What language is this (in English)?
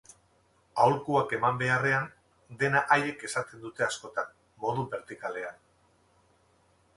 Basque